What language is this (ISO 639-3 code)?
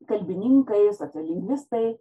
lit